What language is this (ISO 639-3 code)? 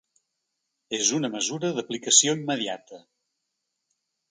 cat